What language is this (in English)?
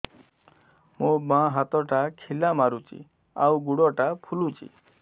Odia